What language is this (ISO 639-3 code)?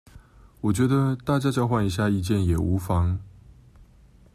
zho